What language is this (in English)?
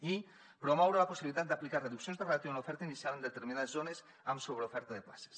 Catalan